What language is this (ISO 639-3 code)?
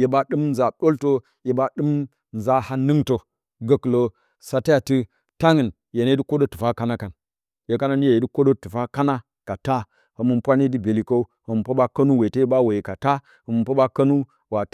bcy